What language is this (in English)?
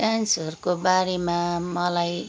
Nepali